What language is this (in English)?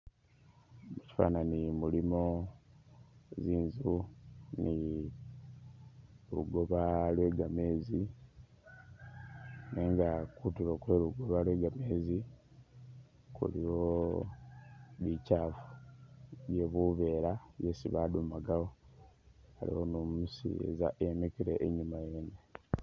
Masaaba